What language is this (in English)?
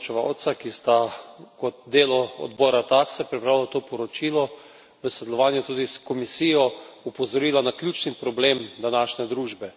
Slovenian